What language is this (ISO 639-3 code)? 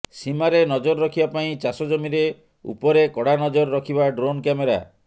ori